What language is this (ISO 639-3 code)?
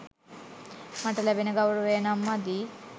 sin